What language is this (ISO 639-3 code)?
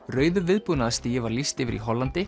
isl